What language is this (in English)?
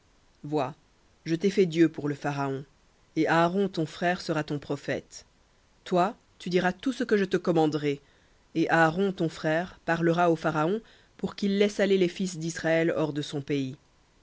French